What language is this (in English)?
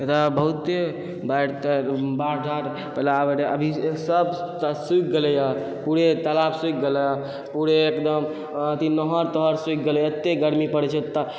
Maithili